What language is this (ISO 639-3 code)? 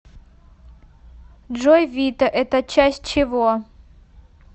rus